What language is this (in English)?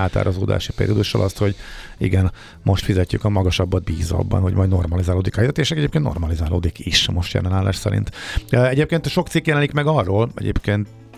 Hungarian